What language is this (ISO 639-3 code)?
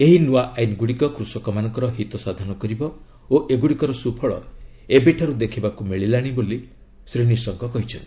ori